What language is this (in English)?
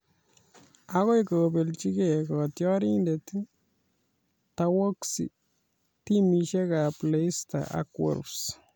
Kalenjin